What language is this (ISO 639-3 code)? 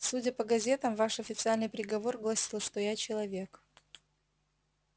rus